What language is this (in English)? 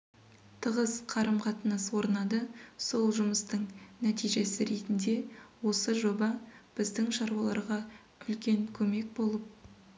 Kazakh